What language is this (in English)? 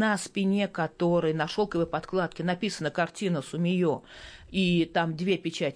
Russian